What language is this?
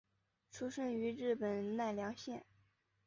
Chinese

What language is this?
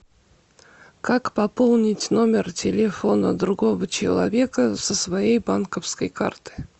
Russian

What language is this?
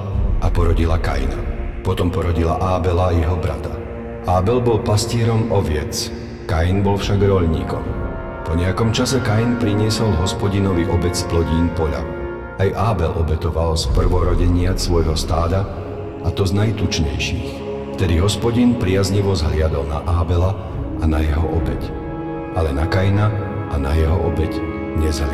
Slovak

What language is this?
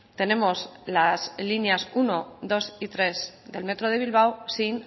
Spanish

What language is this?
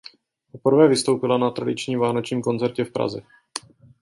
Czech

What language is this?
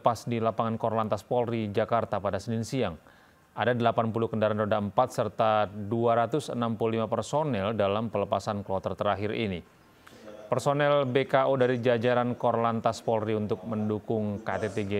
Indonesian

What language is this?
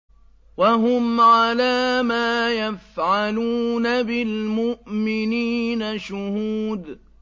Arabic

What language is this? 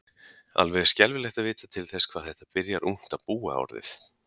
Icelandic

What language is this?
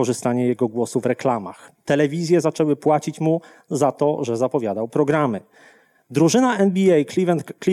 Polish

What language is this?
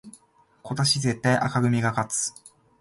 Japanese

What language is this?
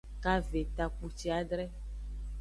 Aja (Benin)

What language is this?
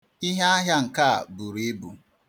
Igbo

